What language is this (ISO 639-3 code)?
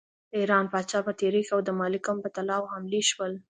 pus